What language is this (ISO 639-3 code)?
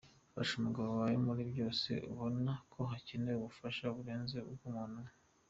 kin